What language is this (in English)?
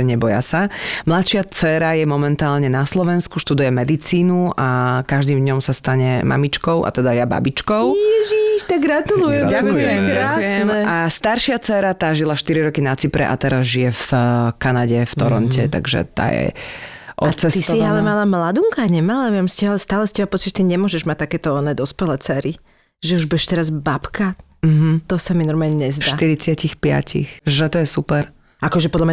Slovak